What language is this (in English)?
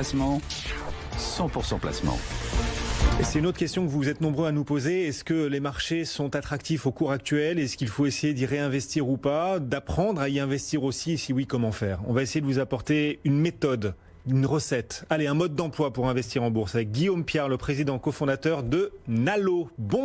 French